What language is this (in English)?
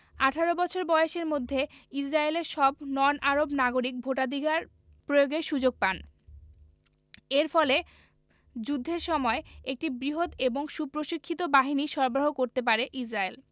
Bangla